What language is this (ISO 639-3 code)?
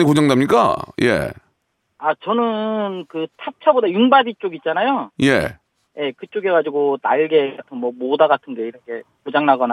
kor